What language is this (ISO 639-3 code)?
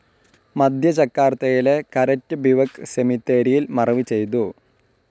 mal